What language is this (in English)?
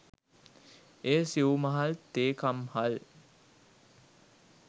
Sinhala